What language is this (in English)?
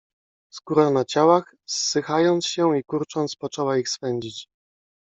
Polish